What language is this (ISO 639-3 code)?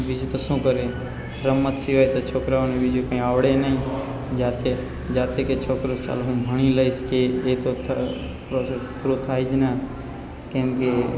guj